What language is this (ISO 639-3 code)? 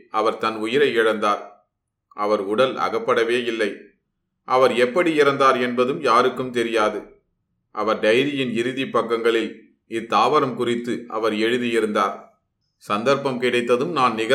tam